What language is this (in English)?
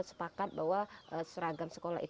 Indonesian